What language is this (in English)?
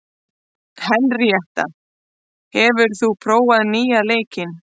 Icelandic